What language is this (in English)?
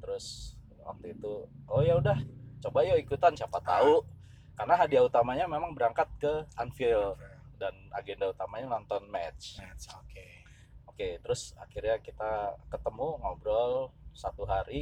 Indonesian